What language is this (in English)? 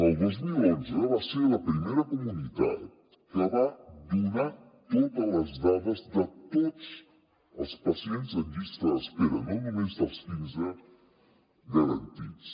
Catalan